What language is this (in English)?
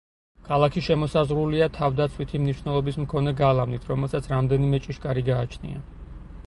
Georgian